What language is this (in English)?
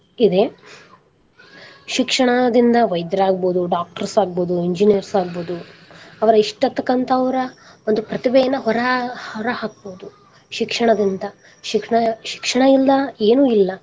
Kannada